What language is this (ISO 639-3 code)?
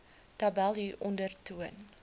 afr